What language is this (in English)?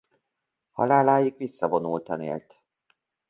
Hungarian